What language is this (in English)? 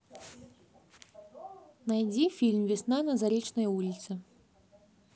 Russian